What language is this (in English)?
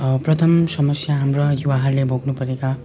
Nepali